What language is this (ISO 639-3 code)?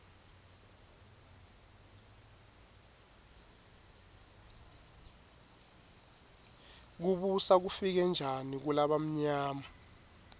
ssw